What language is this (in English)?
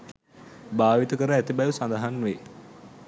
Sinhala